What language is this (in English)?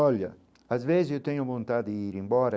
Portuguese